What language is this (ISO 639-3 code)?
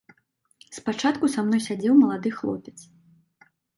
bel